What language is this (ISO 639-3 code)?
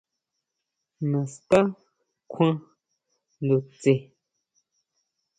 mau